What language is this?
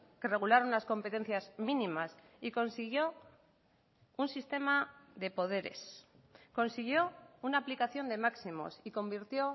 Spanish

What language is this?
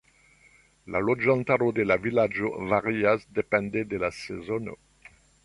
Esperanto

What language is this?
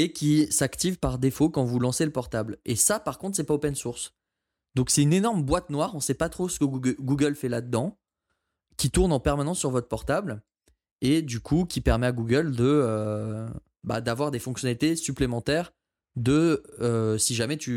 French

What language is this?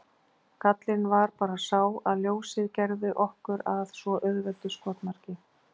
Icelandic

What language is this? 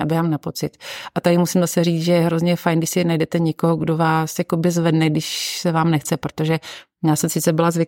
Czech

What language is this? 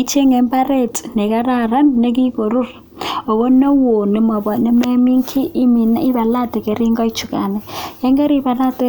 Kalenjin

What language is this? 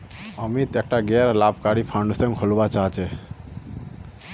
Magahi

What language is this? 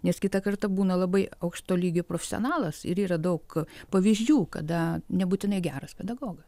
Lithuanian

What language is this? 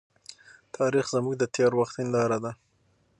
Pashto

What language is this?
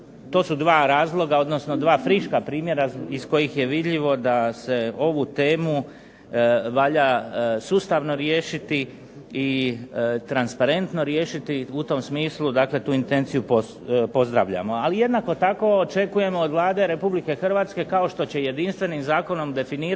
Croatian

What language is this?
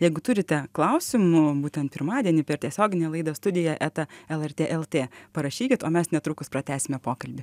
Lithuanian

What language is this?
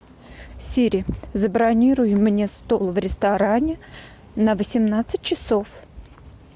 Russian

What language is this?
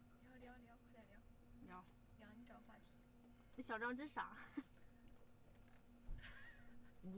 Chinese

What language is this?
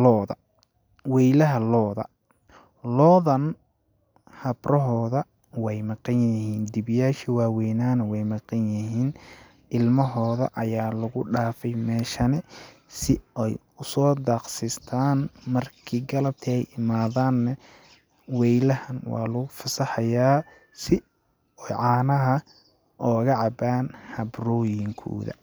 Somali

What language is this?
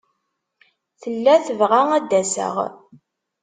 Kabyle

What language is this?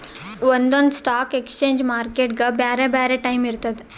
Kannada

